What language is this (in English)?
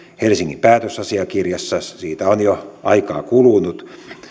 Finnish